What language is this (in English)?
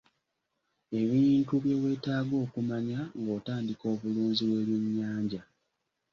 Ganda